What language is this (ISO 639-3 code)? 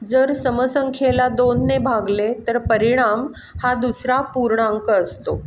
mar